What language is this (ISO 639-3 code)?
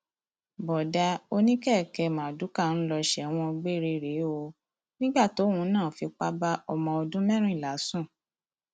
yor